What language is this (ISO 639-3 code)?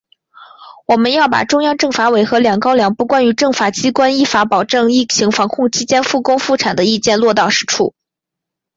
zho